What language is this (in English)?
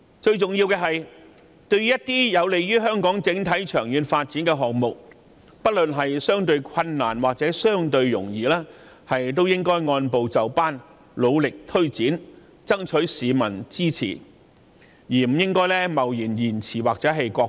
Cantonese